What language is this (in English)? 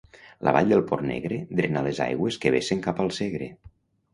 Catalan